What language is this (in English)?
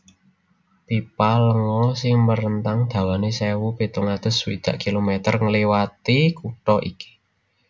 Javanese